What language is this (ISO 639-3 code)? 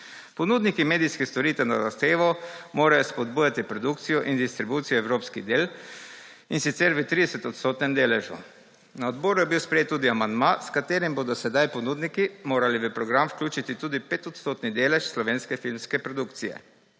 slv